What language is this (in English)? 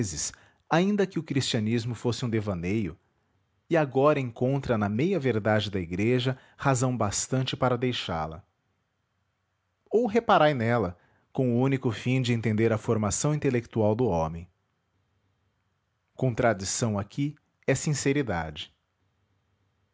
Portuguese